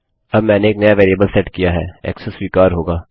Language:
Hindi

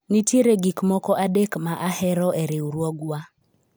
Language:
Luo (Kenya and Tanzania)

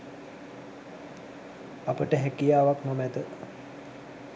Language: Sinhala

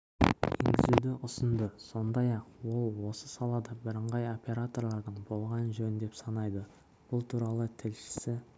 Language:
Kazakh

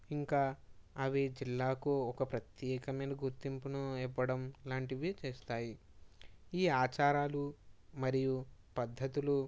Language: Telugu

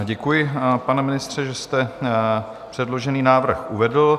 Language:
Czech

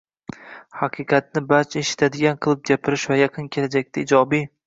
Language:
Uzbek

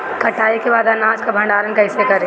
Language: Bhojpuri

